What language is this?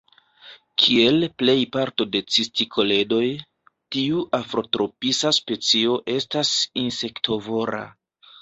Esperanto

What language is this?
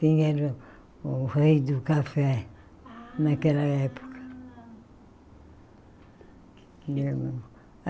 Portuguese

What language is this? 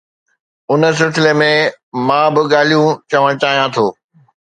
Sindhi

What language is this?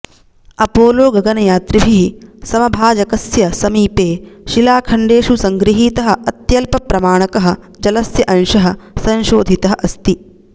Sanskrit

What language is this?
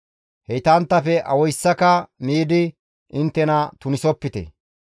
Gamo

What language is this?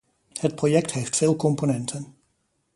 Dutch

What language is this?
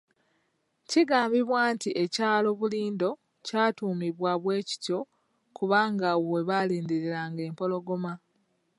Ganda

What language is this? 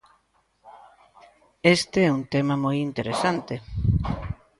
Galician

